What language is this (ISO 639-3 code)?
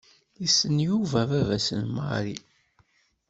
kab